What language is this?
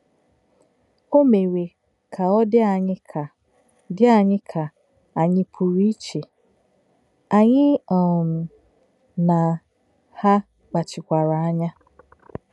Igbo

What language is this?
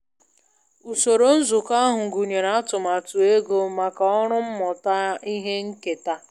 Igbo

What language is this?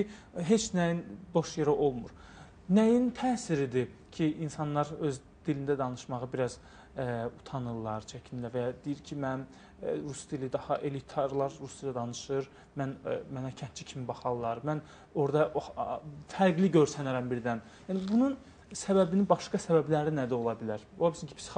Turkish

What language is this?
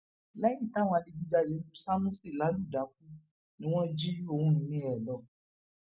Yoruba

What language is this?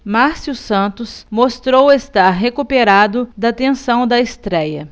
Portuguese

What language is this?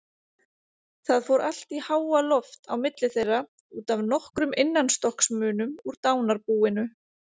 Icelandic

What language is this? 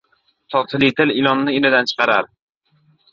Uzbek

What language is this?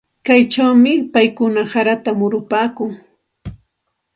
Santa Ana de Tusi Pasco Quechua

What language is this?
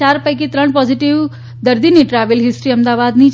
Gujarati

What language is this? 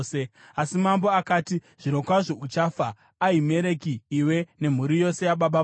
Shona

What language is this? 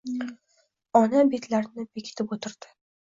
Uzbek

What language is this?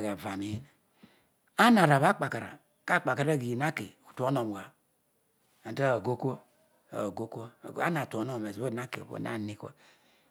Odual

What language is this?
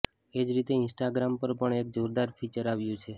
Gujarati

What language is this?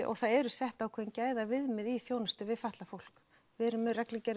Icelandic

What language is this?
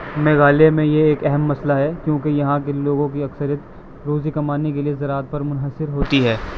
Urdu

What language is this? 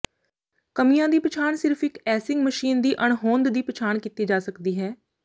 Punjabi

